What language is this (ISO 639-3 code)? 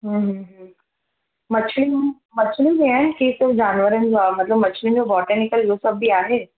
snd